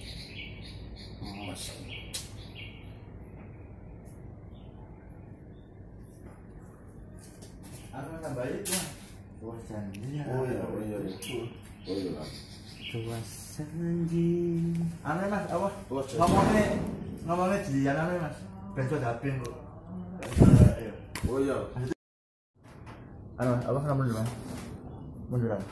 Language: Indonesian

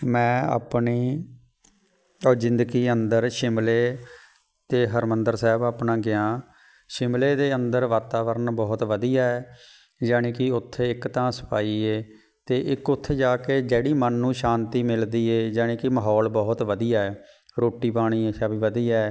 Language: Punjabi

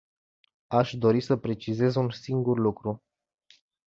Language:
Romanian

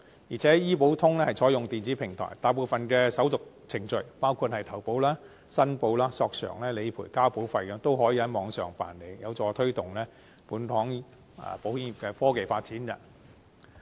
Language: Cantonese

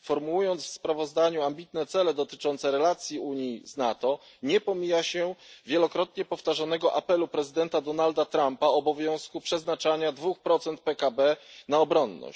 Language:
Polish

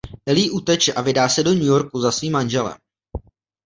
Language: Czech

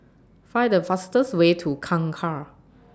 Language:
English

